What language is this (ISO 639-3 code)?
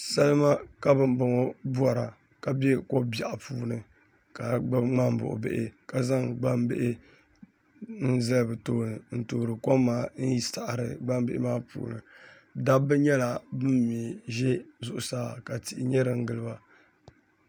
dag